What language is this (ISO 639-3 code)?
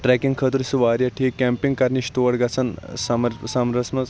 kas